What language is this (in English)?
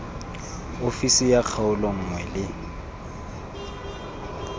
Tswana